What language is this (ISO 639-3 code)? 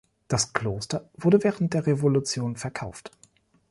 deu